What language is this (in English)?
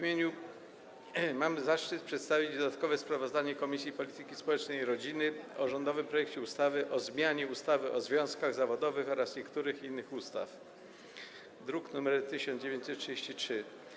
Polish